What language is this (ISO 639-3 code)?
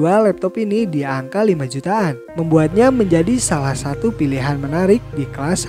ind